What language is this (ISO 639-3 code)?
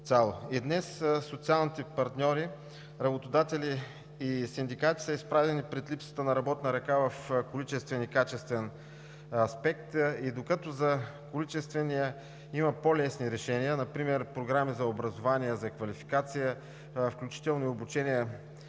bul